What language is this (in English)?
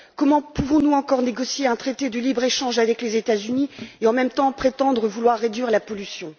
French